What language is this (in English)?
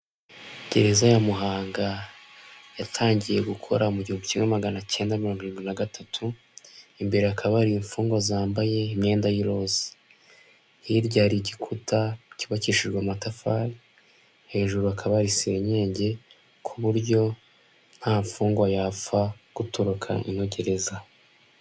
Kinyarwanda